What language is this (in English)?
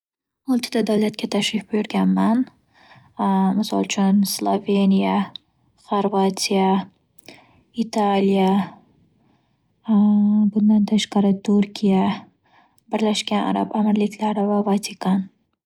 Uzbek